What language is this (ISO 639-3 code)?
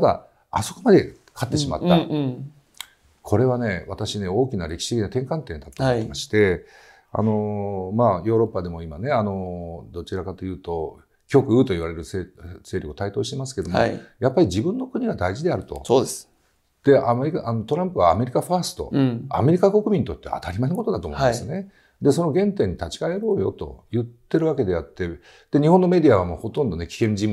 jpn